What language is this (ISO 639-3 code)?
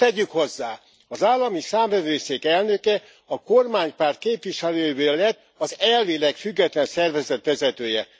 hun